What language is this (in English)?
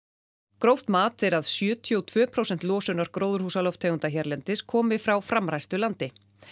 Icelandic